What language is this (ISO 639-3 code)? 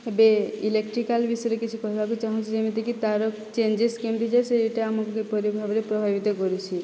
ori